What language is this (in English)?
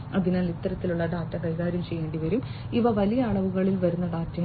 Malayalam